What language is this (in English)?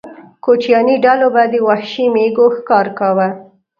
Pashto